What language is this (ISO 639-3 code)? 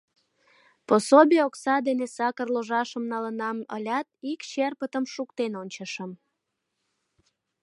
chm